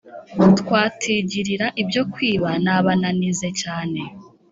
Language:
Kinyarwanda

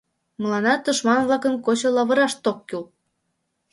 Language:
Mari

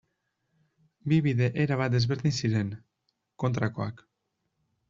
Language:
Basque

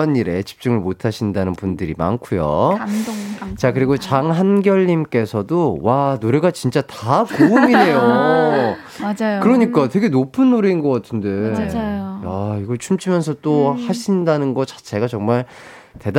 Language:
Korean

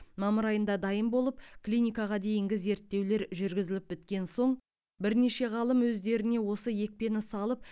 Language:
Kazakh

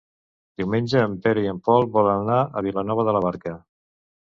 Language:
Catalan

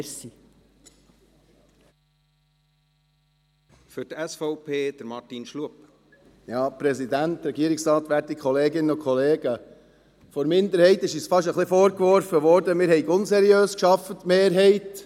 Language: Swiss German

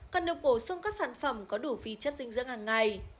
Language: Vietnamese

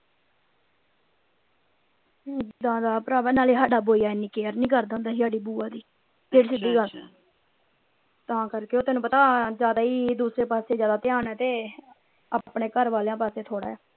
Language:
Punjabi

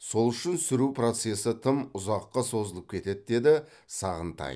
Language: Kazakh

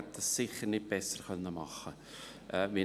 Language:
Swiss German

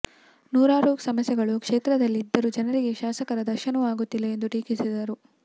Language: Kannada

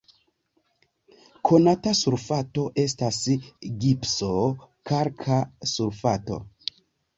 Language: Esperanto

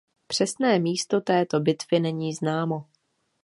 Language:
Czech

